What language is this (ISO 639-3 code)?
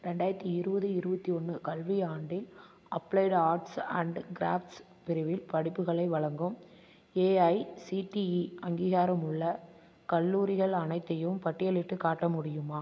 tam